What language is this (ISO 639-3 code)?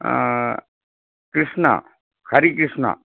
tam